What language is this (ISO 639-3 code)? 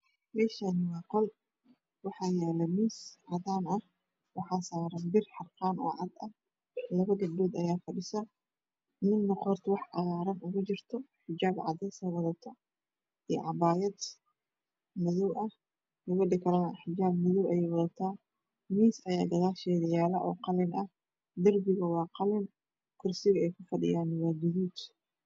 som